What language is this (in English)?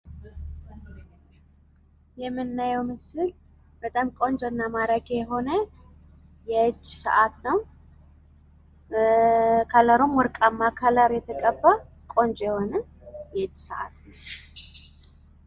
Amharic